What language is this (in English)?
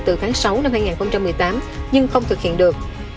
Vietnamese